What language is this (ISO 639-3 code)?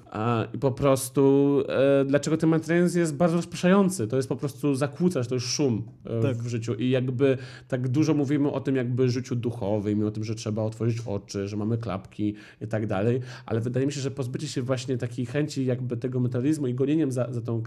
pol